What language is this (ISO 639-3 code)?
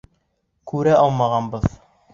bak